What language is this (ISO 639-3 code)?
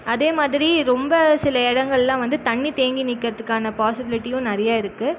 tam